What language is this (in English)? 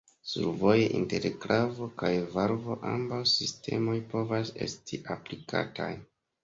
Esperanto